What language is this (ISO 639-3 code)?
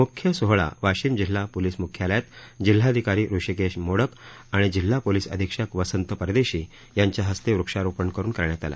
mar